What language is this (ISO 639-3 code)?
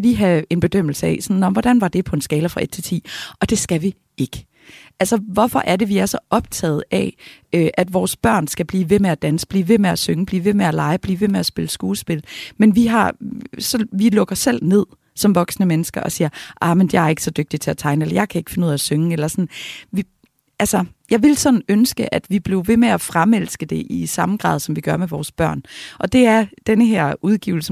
dan